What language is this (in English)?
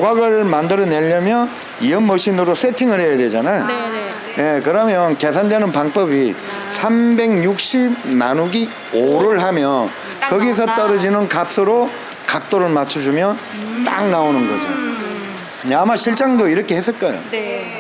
Korean